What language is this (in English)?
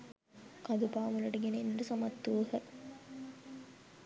Sinhala